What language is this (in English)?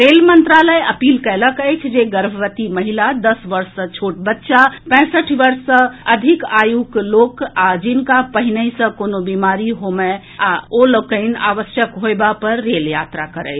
Maithili